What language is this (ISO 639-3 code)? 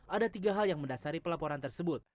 ind